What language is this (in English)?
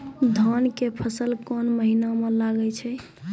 Maithili